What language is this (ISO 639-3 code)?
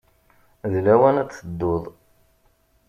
kab